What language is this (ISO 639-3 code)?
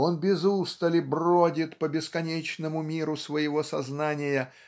rus